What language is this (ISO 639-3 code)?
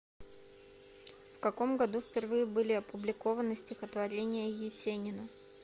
rus